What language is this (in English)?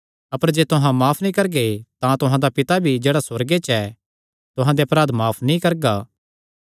Kangri